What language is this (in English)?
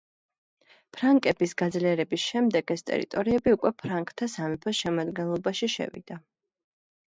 Georgian